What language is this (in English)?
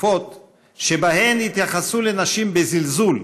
Hebrew